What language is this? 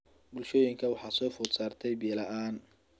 Somali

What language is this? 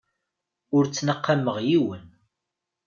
Kabyle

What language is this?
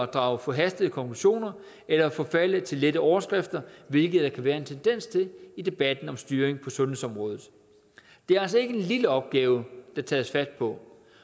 Danish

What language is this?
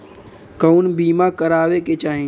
Bhojpuri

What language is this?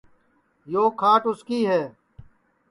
Sansi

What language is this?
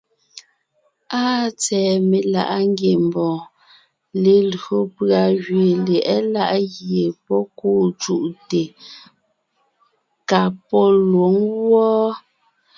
Ngiemboon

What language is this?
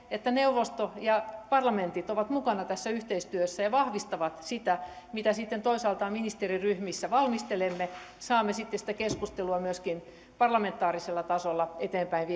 Finnish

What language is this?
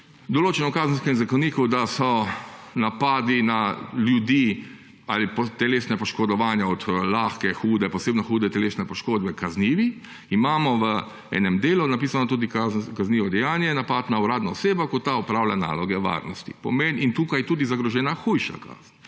Slovenian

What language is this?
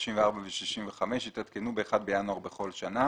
Hebrew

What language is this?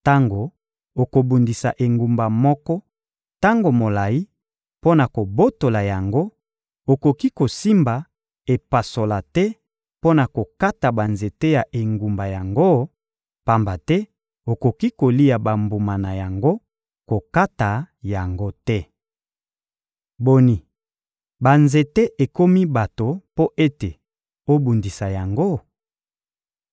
Lingala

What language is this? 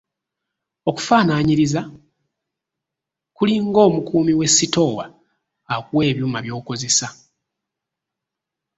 Ganda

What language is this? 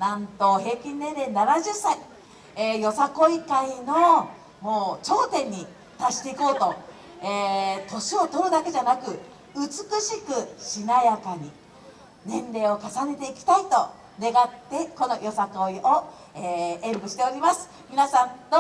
Japanese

